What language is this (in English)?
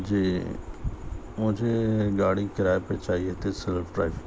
Urdu